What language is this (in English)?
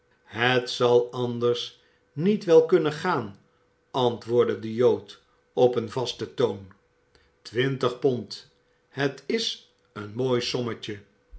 Dutch